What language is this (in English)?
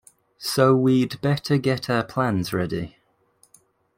English